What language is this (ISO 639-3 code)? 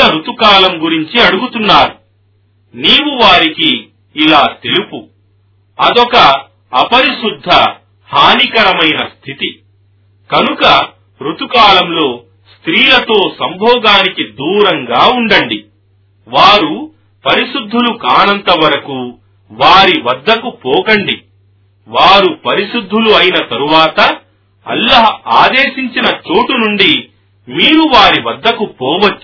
tel